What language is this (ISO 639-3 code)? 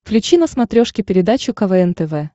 rus